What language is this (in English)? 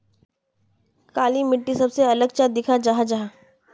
Magahi